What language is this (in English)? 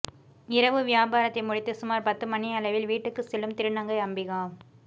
Tamil